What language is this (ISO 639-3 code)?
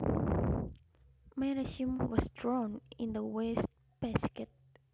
jav